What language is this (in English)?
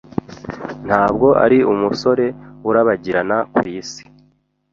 Kinyarwanda